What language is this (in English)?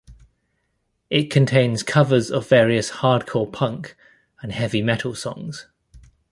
English